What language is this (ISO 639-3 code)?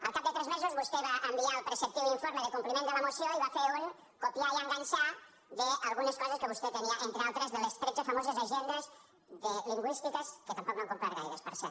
cat